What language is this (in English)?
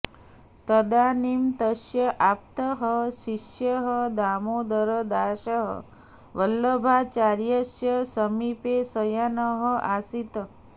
Sanskrit